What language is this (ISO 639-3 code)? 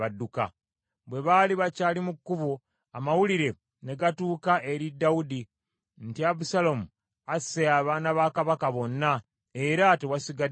lug